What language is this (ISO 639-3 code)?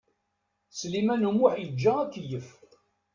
kab